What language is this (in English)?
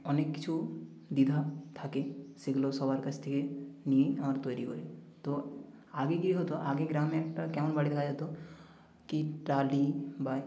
Bangla